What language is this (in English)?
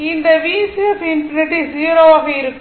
Tamil